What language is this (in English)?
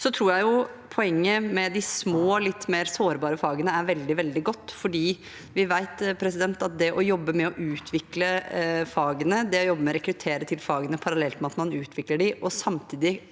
Norwegian